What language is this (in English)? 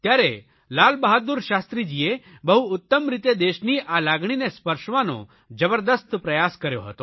Gujarati